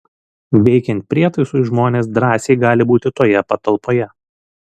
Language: Lithuanian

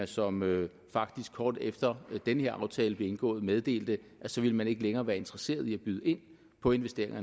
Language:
Danish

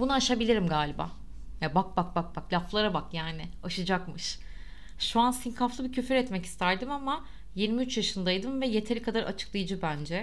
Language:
Turkish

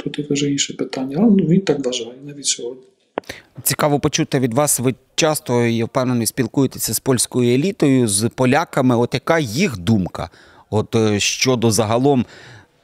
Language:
Ukrainian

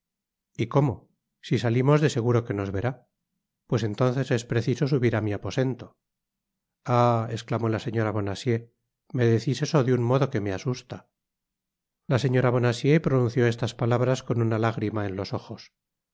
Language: Spanish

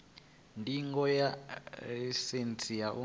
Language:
Venda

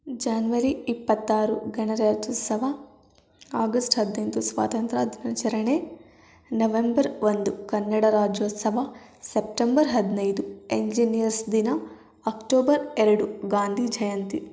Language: Kannada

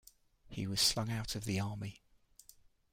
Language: English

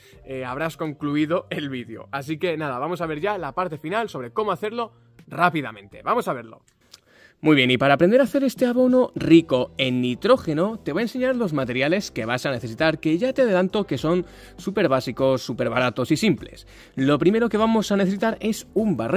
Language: Spanish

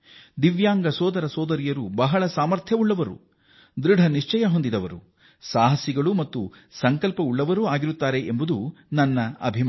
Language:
Kannada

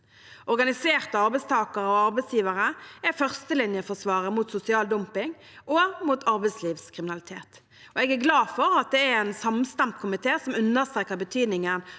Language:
Norwegian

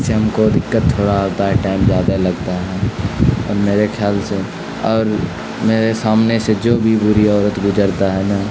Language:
Urdu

